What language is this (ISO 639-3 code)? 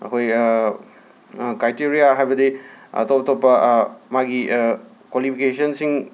mni